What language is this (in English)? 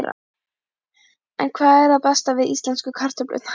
Icelandic